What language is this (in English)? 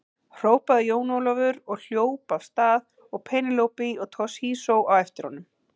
Icelandic